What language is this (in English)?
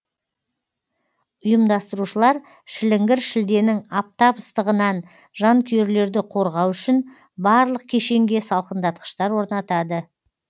Kazakh